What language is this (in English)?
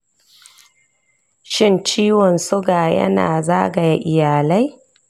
Hausa